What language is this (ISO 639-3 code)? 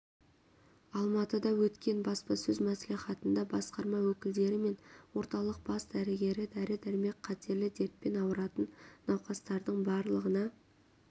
kaz